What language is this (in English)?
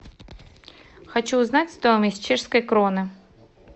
Russian